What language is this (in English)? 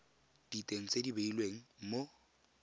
Tswana